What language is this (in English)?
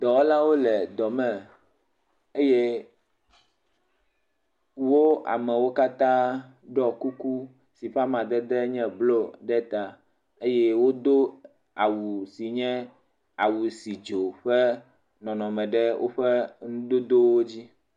Ewe